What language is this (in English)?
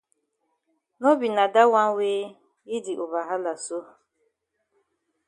Cameroon Pidgin